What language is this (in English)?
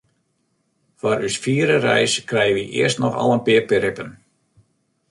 Western Frisian